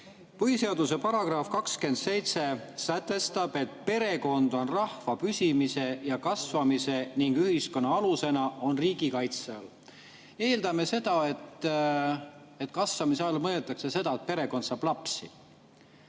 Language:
Estonian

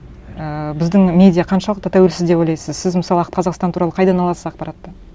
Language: Kazakh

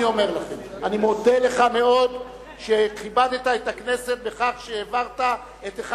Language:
Hebrew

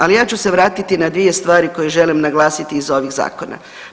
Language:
Croatian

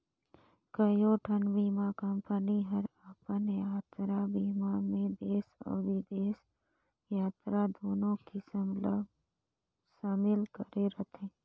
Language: Chhattisgarhi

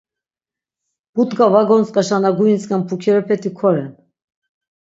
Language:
Laz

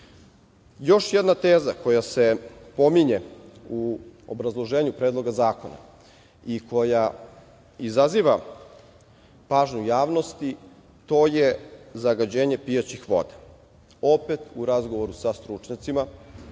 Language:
Serbian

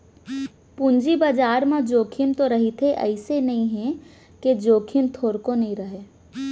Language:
Chhattisgarhi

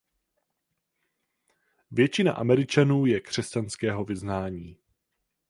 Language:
Czech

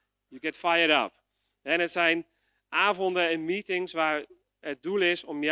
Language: Dutch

